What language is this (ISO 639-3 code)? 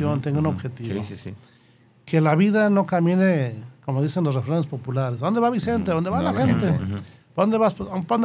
spa